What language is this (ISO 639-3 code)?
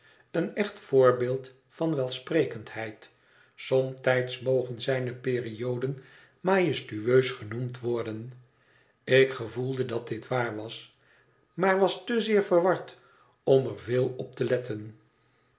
nld